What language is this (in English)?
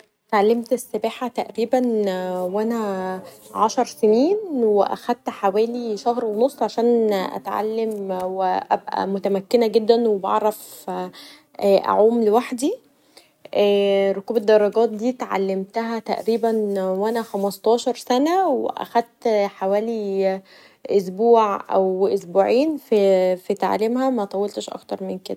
Egyptian Arabic